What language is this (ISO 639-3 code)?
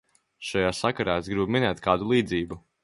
lav